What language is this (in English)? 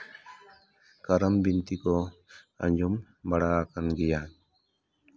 Santali